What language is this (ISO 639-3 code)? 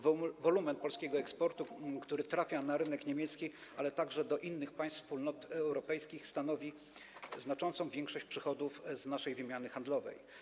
pol